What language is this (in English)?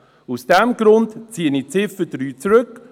Swiss German